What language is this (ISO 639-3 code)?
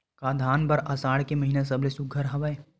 hne